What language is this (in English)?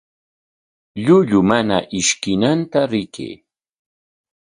Corongo Ancash Quechua